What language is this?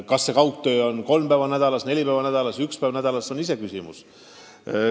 Estonian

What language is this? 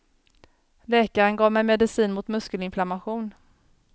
Swedish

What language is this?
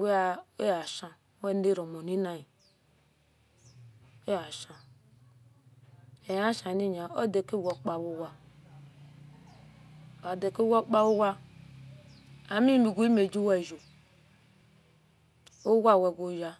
Esan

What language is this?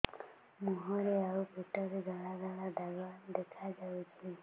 Odia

